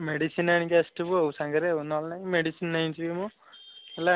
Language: Odia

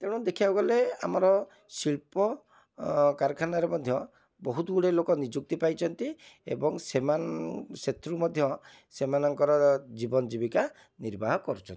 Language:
Odia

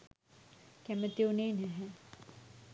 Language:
Sinhala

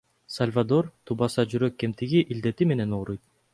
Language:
Kyrgyz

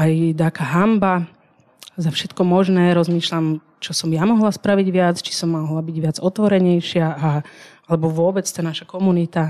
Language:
Czech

